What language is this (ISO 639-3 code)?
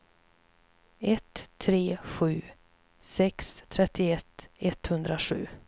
swe